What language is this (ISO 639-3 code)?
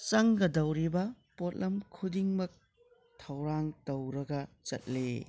mni